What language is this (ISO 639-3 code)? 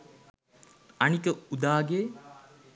sin